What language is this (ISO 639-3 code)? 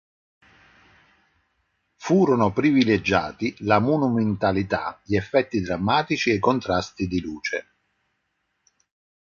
ita